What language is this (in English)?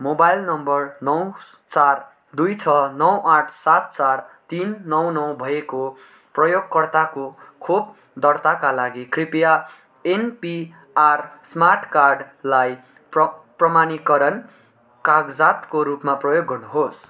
Nepali